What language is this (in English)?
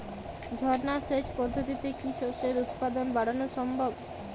Bangla